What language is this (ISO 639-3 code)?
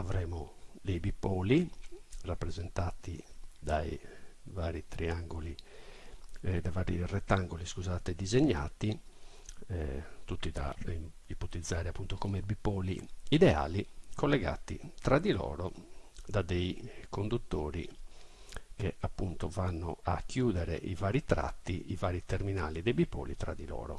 ita